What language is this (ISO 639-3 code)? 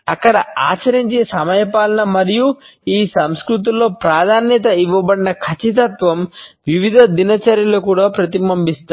tel